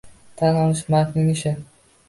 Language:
Uzbek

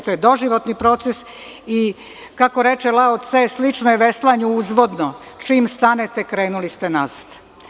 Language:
Serbian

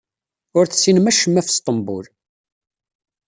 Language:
Kabyle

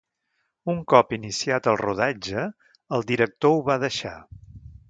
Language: Catalan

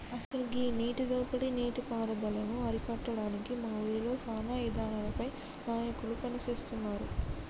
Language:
Telugu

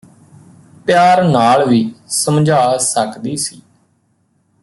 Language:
Punjabi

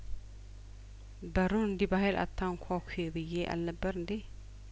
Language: Amharic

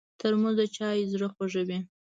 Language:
Pashto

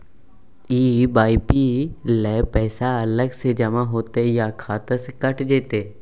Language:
Maithili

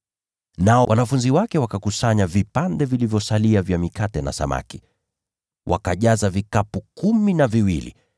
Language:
Swahili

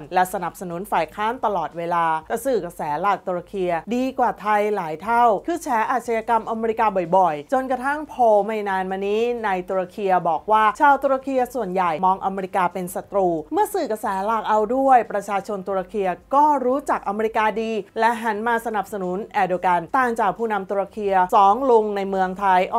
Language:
Thai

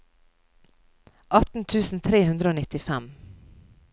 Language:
Norwegian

